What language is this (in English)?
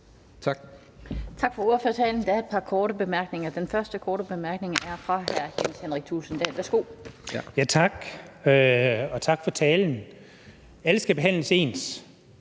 Danish